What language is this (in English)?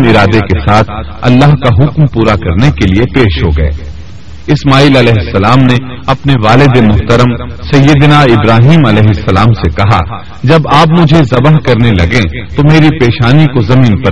Urdu